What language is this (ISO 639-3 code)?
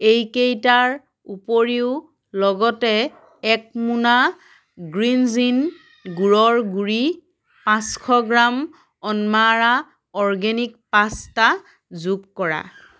asm